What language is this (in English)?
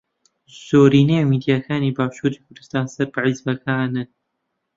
Central Kurdish